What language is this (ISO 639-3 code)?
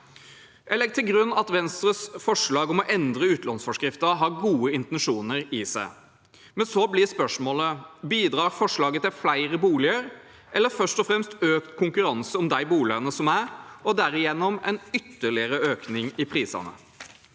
nor